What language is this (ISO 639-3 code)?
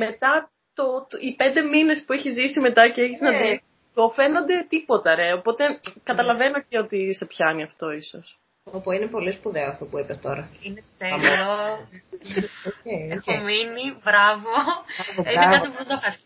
ell